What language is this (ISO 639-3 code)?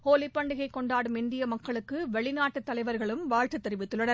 tam